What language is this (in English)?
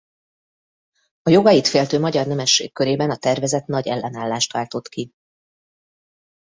Hungarian